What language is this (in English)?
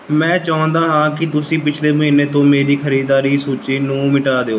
Punjabi